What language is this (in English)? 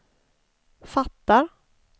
Swedish